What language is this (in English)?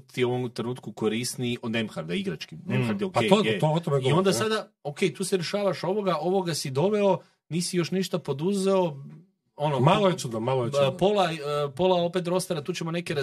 Croatian